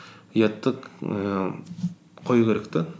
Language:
Kazakh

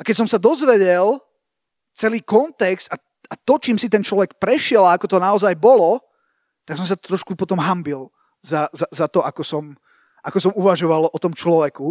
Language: Slovak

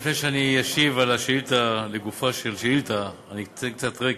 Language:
Hebrew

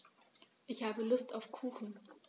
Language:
German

